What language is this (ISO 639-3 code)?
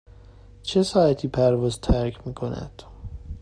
fas